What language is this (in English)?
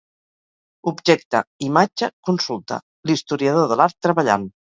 Catalan